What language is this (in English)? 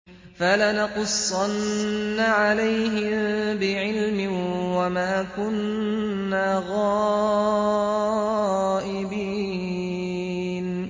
Arabic